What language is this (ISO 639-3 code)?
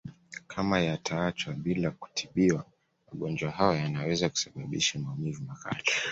swa